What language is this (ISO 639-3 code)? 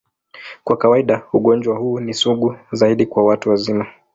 swa